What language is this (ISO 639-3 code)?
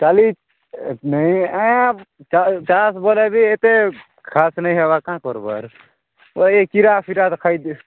ori